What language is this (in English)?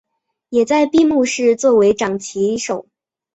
Chinese